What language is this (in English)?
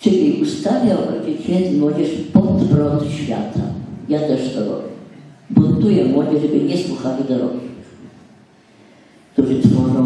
Polish